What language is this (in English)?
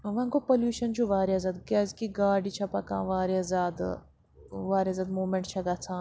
Kashmiri